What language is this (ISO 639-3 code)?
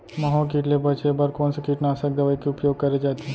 hne